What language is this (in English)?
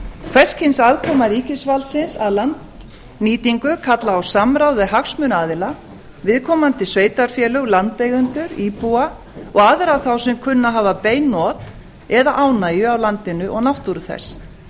Icelandic